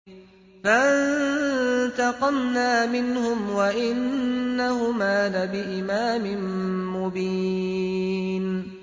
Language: Arabic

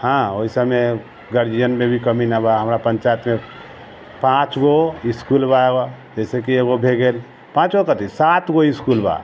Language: Maithili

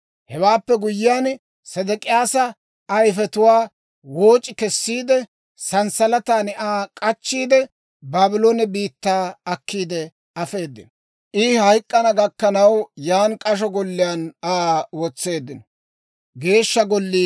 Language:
Dawro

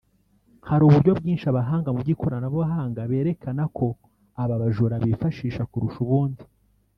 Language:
Kinyarwanda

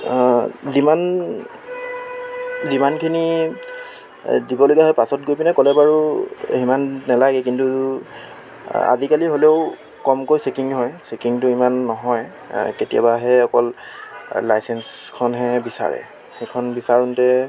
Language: Assamese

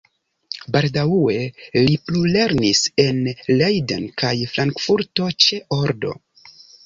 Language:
Esperanto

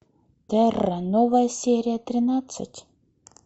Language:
Russian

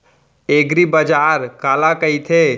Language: Chhattisgarhi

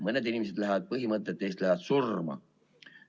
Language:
Estonian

